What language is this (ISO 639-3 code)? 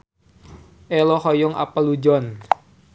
sun